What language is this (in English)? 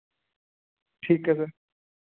Punjabi